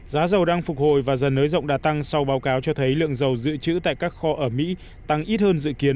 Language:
Vietnamese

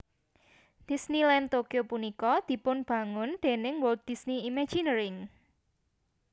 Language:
Javanese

